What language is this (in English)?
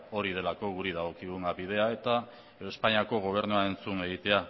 Basque